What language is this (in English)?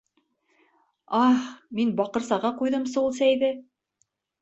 Bashkir